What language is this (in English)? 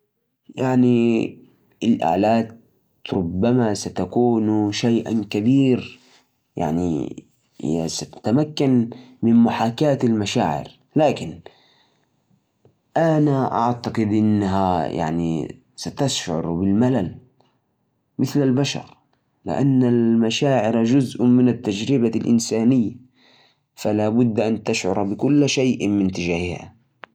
Najdi Arabic